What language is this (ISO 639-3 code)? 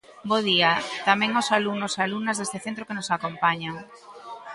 glg